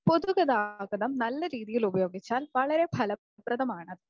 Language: Malayalam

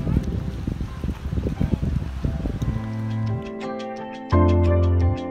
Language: Vietnamese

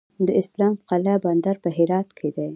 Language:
Pashto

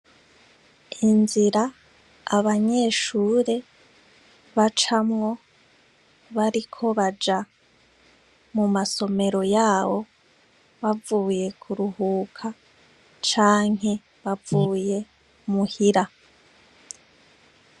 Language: Rundi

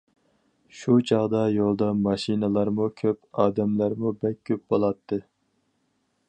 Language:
Uyghur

